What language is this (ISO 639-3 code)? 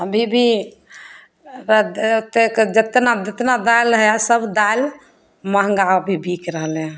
mai